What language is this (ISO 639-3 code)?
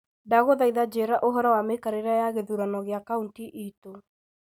kik